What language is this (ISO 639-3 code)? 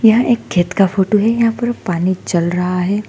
hin